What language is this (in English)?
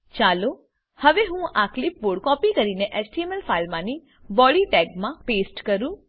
Gujarati